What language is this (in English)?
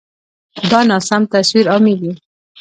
Pashto